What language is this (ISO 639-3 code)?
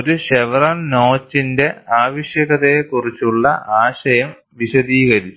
mal